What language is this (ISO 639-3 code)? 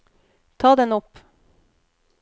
nor